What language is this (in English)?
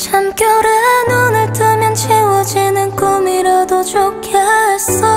Korean